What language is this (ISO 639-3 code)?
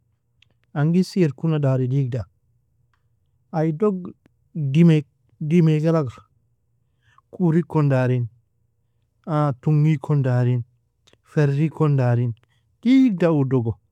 fia